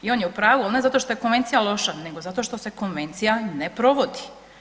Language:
Croatian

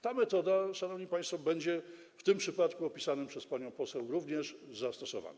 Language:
Polish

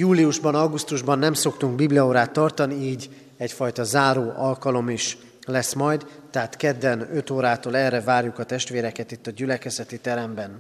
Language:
Hungarian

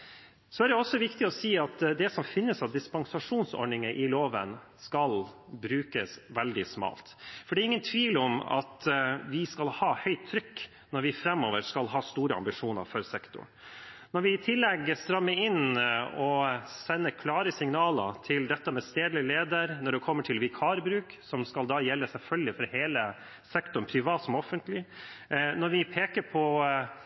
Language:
Norwegian Bokmål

